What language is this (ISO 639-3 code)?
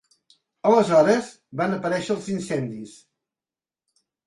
cat